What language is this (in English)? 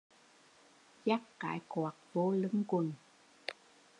Vietnamese